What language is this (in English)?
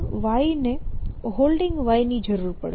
Gujarati